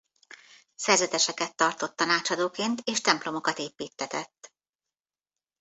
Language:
Hungarian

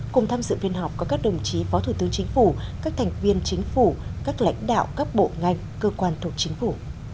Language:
Vietnamese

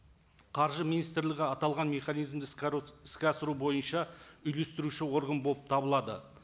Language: Kazakh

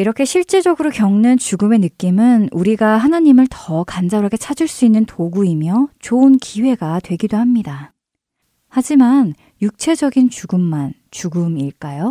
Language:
Korean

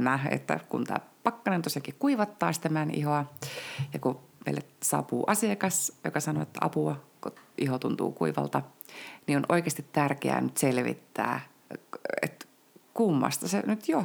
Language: Finnish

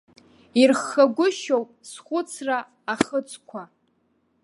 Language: Abkhazian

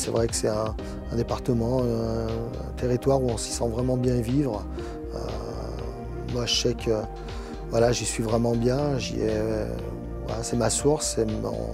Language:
French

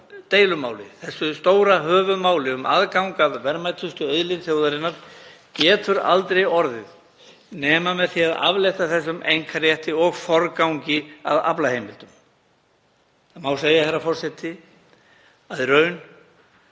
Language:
Icelandic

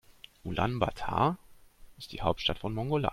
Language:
German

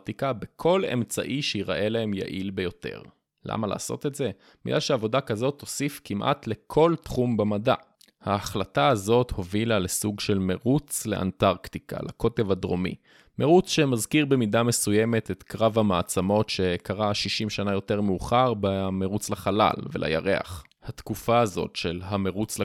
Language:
Hebrew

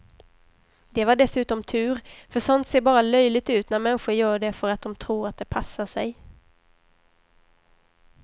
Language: Swedish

